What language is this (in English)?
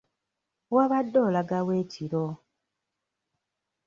Ganda